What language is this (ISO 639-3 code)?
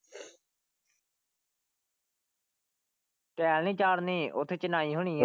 pan